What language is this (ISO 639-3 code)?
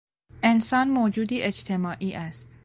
fas